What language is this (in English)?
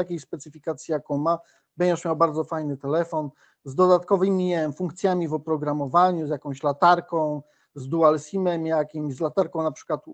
Polish